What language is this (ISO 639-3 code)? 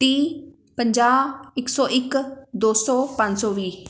pan